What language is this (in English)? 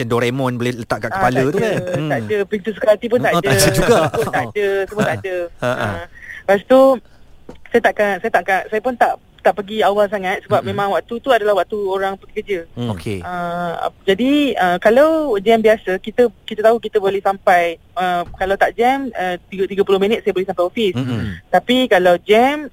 Malay